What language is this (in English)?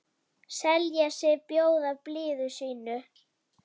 Icelandic